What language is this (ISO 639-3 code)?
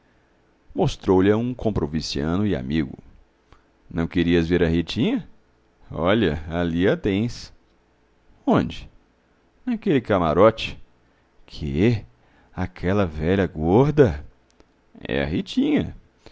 por